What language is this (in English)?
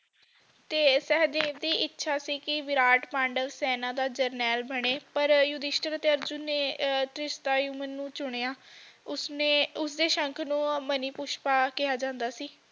Punjabi